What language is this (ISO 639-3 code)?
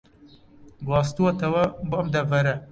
ckb